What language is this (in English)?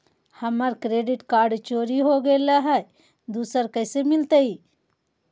Magahi